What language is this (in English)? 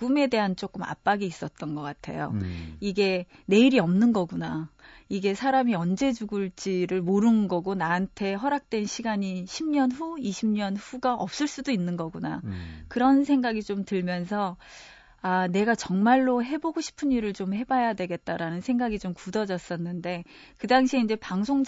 Korean